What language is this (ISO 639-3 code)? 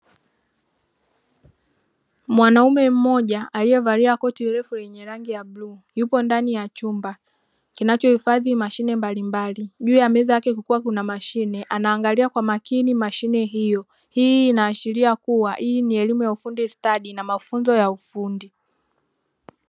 swa